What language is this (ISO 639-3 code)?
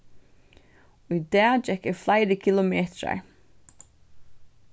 fao